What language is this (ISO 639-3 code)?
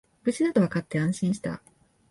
jpn